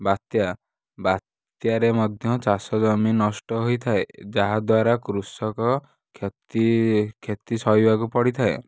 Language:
Odia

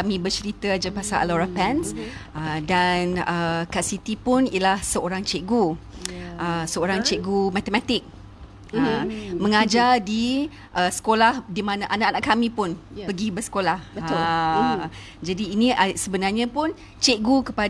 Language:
Malay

